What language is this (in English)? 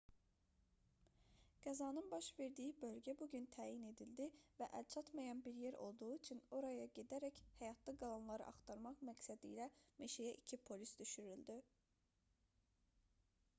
Azerbaijani